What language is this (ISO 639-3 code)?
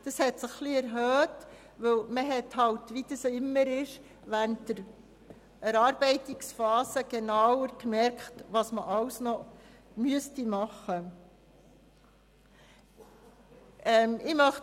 gsw